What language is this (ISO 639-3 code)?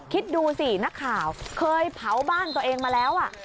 tha